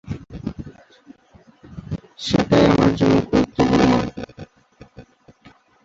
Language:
Bangla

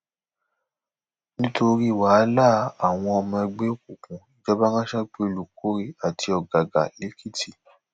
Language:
Yoruba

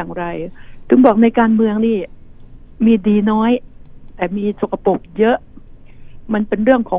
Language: Thai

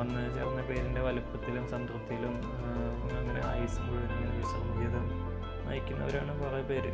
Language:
Malayalam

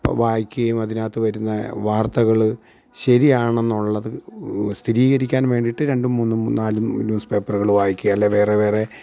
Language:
Malayalam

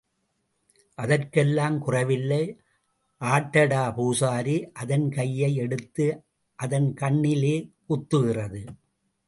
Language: Tamil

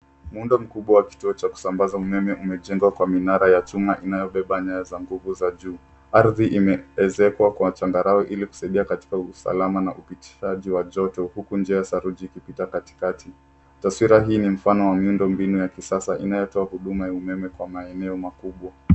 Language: Swahili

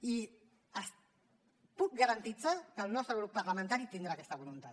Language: Catalan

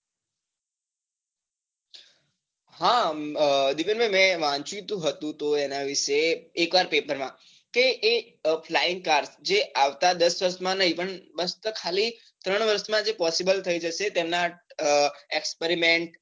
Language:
Gujarati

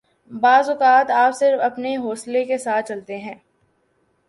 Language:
Urdu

